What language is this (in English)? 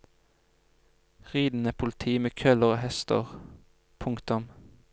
Norwegian